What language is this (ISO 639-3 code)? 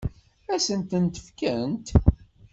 kab